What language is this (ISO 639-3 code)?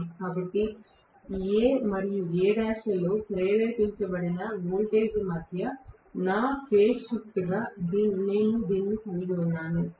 tel